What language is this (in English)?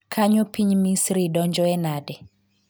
Luo (Kenya and Tanzania)